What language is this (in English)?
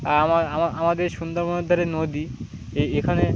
Bangla